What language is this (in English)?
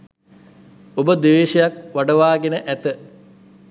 Sinhala